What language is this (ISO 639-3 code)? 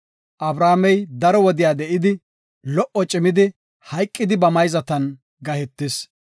gof